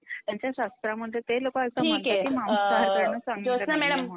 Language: Marathi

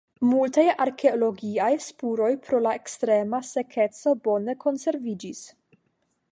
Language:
Esperanto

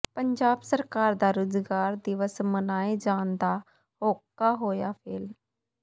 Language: Punjabi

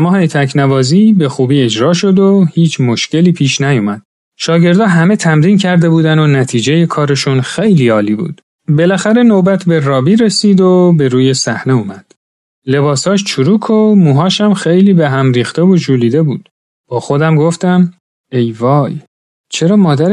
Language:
Persian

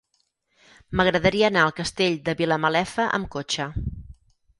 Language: Catalan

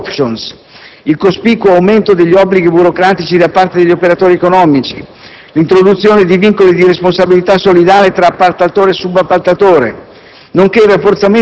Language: Italian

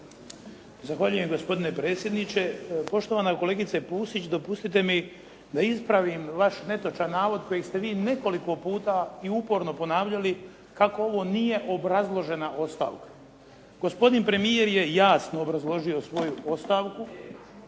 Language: Croatian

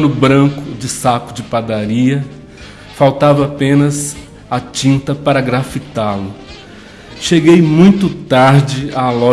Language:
Portuguese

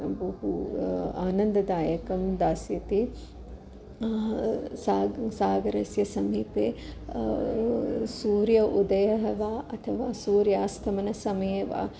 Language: Sanskrit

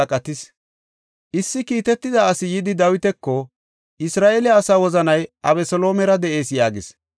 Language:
Gofa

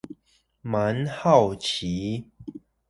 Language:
Chinese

